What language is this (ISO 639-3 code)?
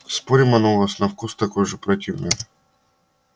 rus